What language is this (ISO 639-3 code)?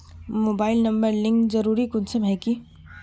mag